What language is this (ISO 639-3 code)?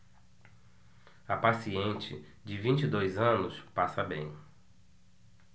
por